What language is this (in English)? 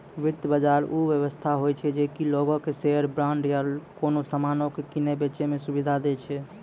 Maithili